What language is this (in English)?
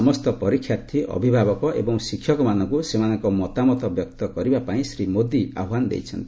Odia